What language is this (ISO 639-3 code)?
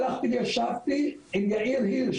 heb